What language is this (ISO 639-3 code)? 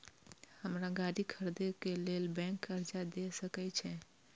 mai